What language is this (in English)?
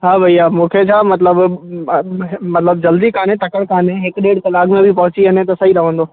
Sindhi